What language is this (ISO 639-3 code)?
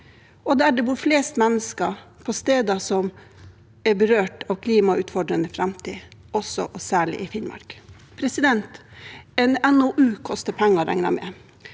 nor